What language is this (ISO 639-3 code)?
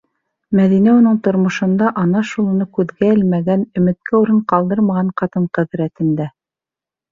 bak